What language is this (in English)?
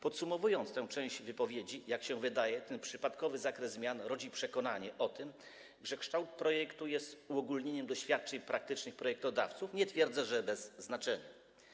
Polish